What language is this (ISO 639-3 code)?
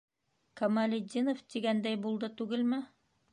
bak